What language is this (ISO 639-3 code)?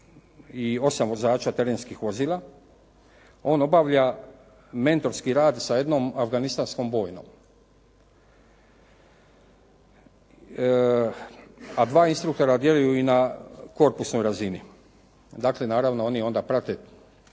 hrv